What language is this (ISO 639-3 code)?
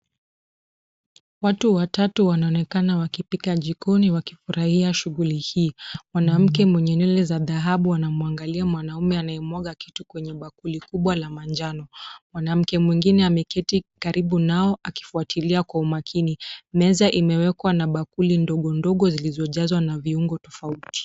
swa